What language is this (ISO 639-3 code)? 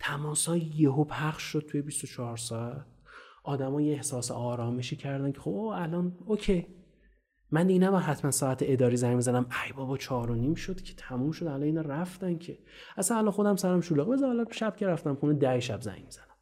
fas